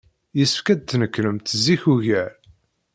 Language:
Kabyle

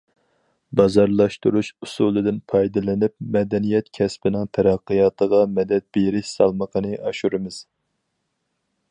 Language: Uyghur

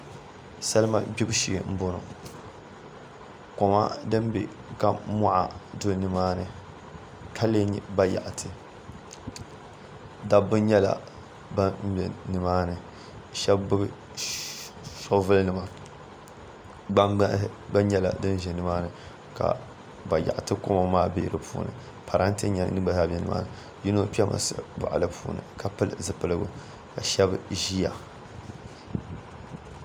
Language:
Dagbani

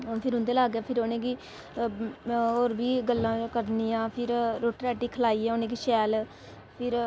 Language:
Dogri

